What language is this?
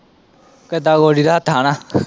Punjabi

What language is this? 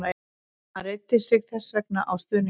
Icelandic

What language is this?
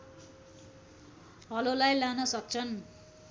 Nepali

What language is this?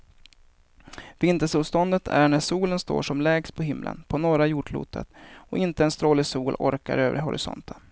Swedish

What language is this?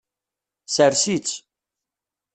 Kabyle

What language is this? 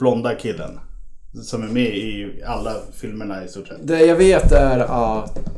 Swedish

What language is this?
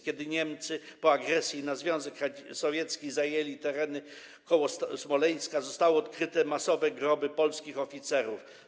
Polish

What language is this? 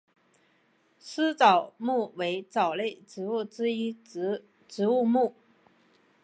Chinese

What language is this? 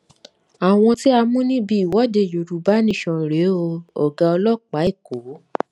Yoruba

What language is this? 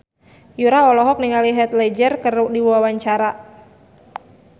Sundanese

